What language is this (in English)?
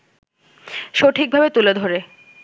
Bangla